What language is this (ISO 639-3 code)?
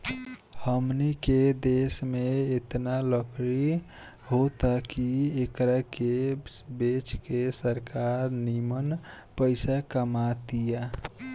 bho